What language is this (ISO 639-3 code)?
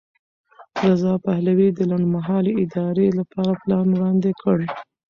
pus